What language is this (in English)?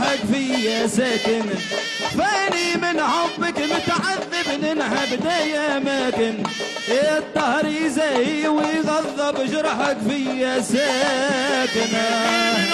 Arabic